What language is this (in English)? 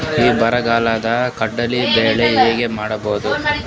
Kannada